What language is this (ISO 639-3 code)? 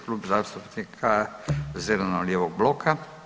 hrv